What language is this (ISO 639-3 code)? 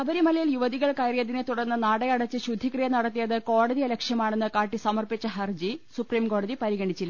mal